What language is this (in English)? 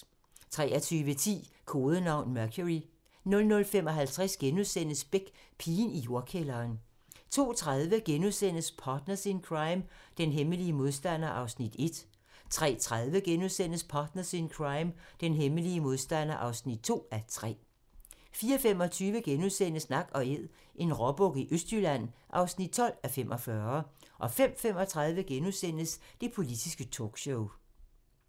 Danish